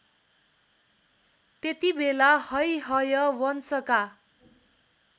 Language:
Nepali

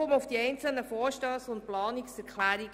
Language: Swiss German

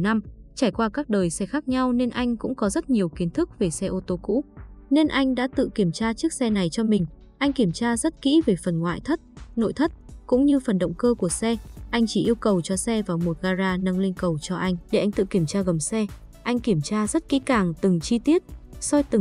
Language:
Vietnamese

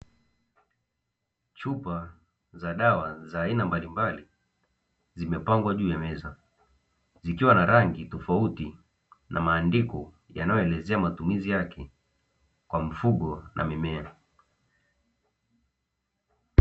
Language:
Swahili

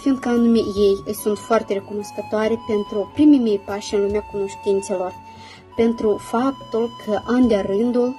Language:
Romanian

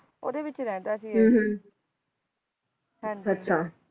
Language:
Punjabi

